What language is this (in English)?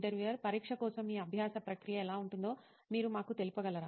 Telugu